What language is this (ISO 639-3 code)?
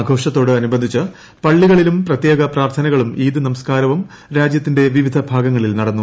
mal